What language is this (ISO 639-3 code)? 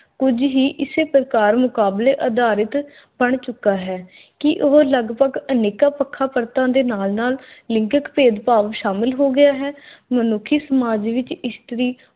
pan